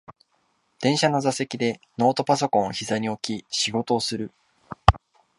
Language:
Japanese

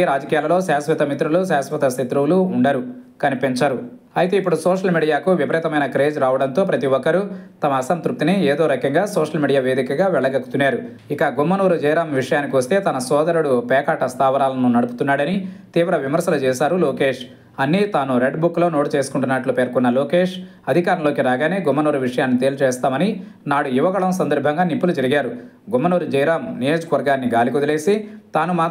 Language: Telugu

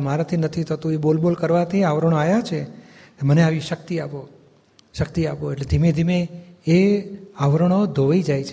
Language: Gujarati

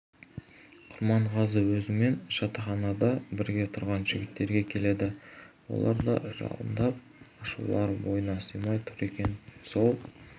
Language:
Kazakh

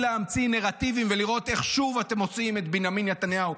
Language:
Hebrew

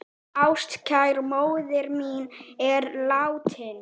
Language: Icelandic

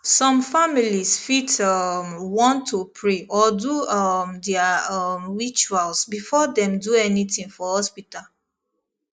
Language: Nigerian Pidgin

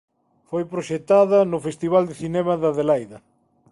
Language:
Galician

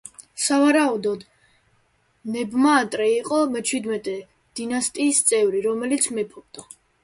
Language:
Georgian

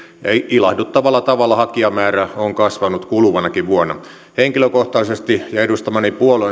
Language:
Finnish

